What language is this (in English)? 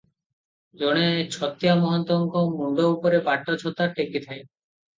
Odia